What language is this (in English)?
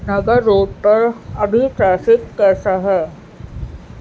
Urdu